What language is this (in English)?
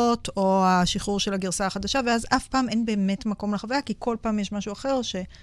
Hebrew